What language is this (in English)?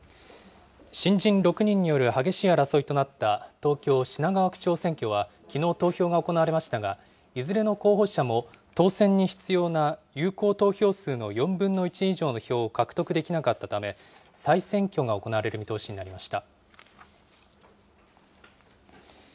Japanese